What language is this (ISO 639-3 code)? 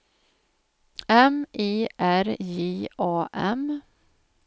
swe